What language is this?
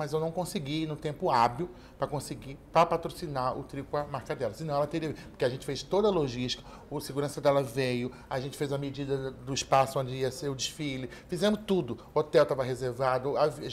Portuguese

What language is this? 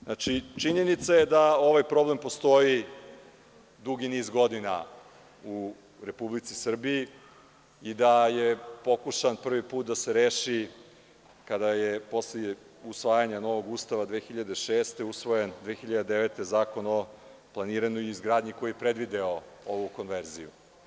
Serbian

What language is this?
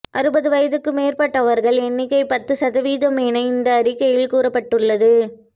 Tamil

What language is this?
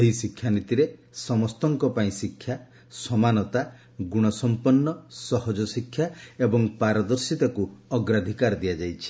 Odia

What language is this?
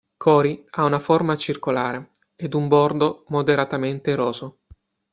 Italian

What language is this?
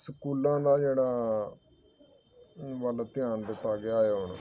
Punjabi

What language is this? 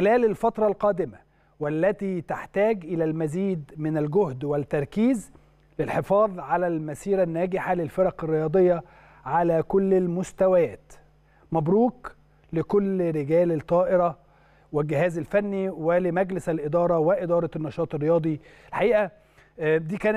Arabic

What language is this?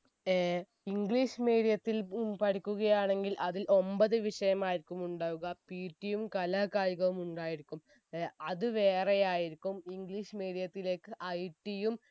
Malayalam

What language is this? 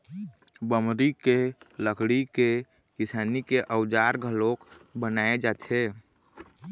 Chhattisgarhi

